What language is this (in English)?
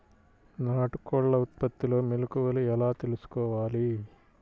Telugu